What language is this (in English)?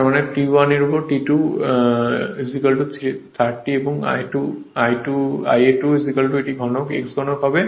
Bangla